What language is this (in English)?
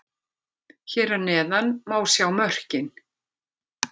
Icelandic